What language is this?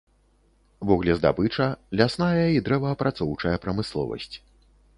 Belarusian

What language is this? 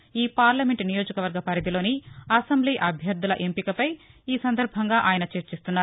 Telugu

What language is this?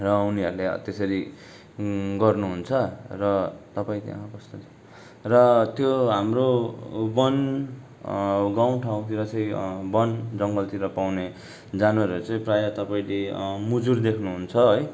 Nepali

